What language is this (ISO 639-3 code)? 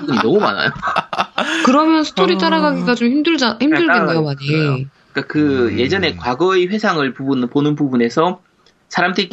kor